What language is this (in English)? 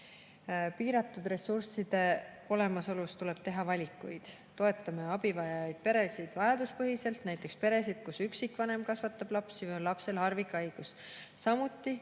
Estonian